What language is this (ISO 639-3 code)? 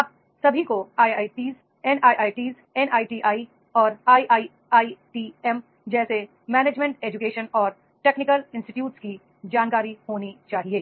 hin